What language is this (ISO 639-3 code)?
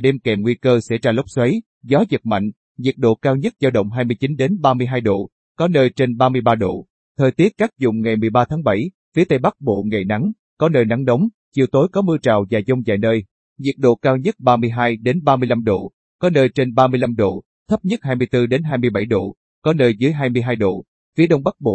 vie